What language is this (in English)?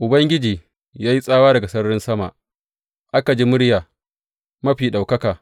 Hausa